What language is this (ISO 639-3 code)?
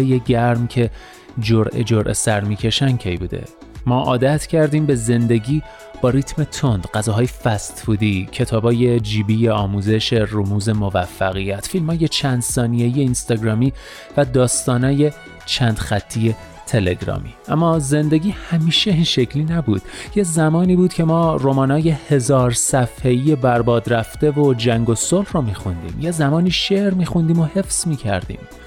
fas